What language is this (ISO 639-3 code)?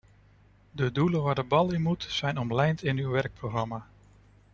nld